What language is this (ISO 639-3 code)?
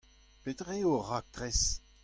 bre